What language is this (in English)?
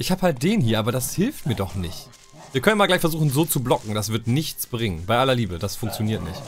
German